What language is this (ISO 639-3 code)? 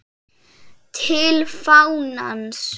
isl